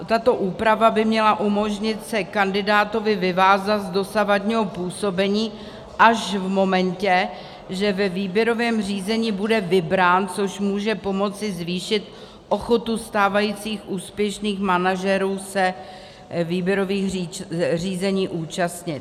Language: Czech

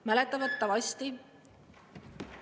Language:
Estonian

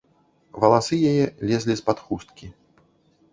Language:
Belarusian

